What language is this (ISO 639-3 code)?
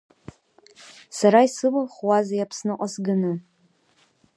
abk